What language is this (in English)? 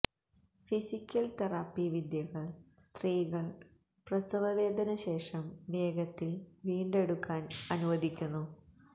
Malayalam